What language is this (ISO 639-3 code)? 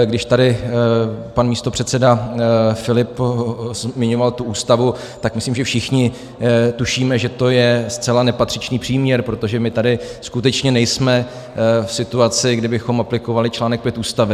ces